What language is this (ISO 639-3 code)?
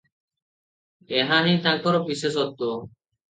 ori